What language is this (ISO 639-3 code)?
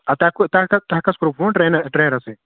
kas